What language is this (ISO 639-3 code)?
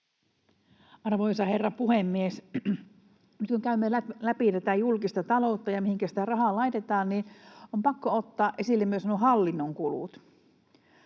fin